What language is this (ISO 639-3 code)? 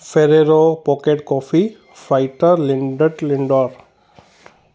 snd